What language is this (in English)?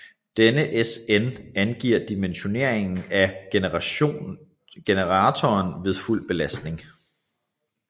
Danish